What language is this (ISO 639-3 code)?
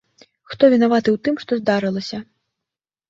bel